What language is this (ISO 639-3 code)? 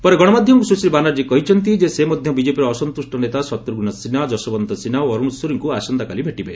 ori